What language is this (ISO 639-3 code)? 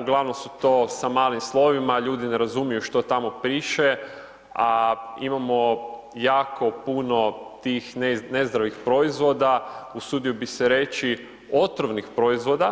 hrv